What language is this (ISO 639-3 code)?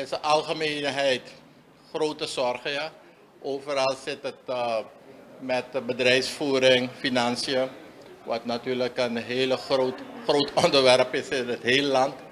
nld